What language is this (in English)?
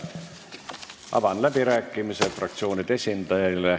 Estonian